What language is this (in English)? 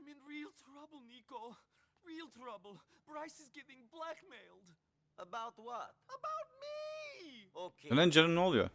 Turkish